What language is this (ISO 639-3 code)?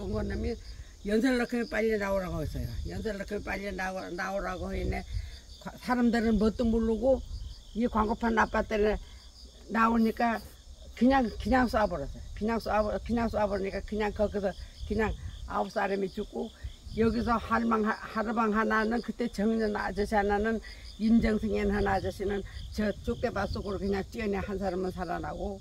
kor